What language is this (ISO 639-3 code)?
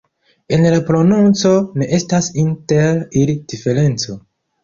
epo